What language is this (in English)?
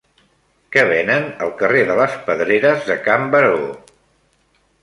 Catalan